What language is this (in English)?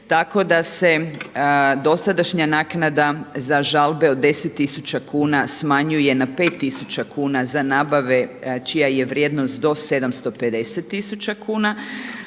Croatian